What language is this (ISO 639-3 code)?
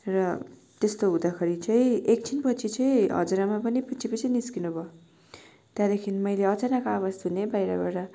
nep